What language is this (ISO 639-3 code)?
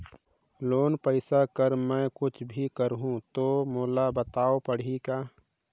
hne